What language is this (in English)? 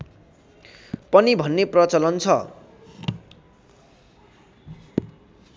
Nepali